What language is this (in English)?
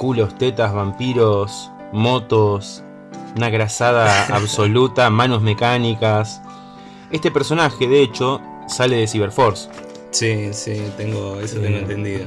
Spanish